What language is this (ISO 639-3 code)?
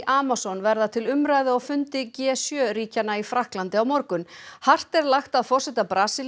isl